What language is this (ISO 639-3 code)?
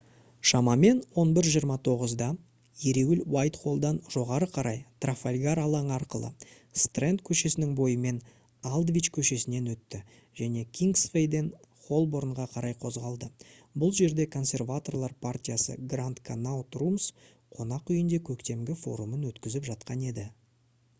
kaz